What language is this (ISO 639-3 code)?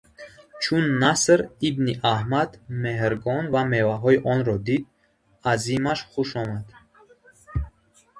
tgk